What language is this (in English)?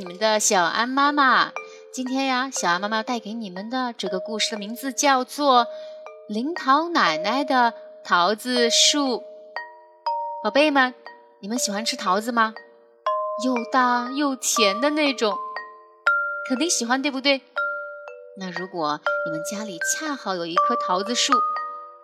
Chinese